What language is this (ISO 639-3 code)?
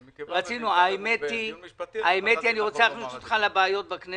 heb